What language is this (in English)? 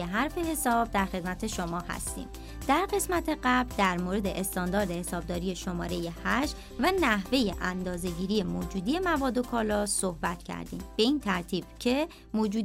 Persian